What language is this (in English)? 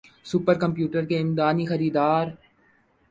Urdu